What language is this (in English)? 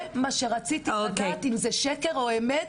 Hebrew